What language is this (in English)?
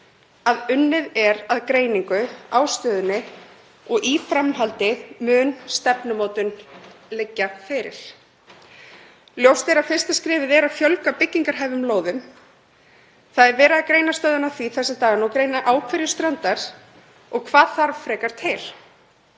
Icelandic